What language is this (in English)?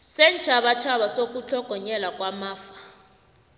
South Ndebele